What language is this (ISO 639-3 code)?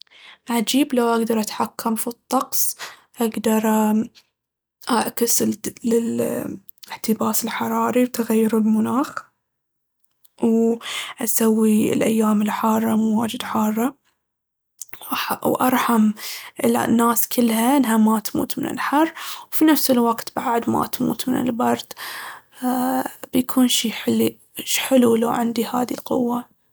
abv